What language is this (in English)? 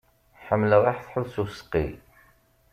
Kabyle